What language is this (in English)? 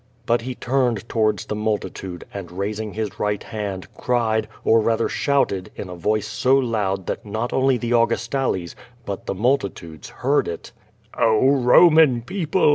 English